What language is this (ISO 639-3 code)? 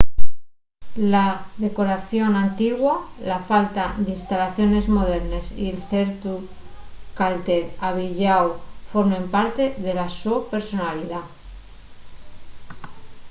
ast